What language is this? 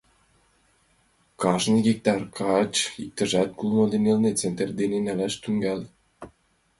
Mari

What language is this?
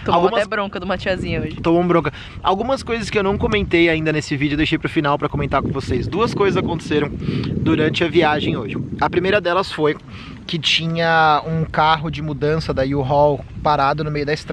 Portuguese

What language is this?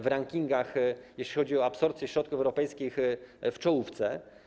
Polish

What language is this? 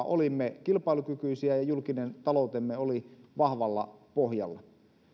Finnish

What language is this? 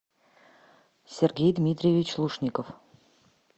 Russian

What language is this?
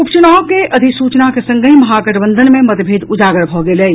Maithili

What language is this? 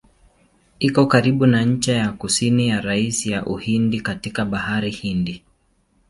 Swahili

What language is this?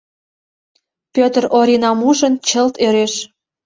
Mari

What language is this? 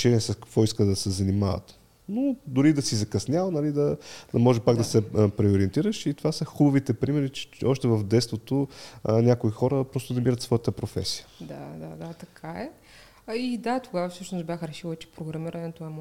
Bulgarian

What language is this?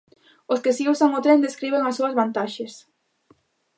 Galician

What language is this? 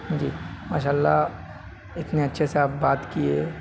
Urdu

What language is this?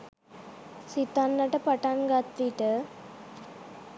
Sinhala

